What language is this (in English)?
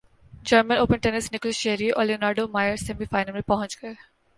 Urdu